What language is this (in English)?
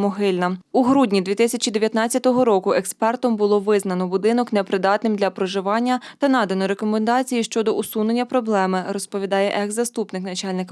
Ukrainian